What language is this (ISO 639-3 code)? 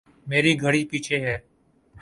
urd